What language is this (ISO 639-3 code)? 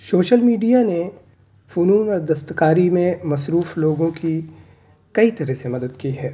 urd